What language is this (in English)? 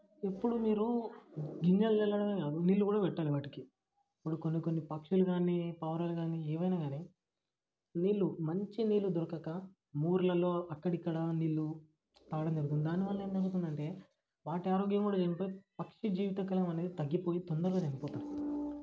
Telugu